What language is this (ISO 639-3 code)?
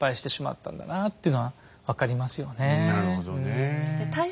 jpn